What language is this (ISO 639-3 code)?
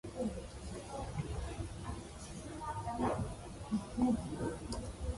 eng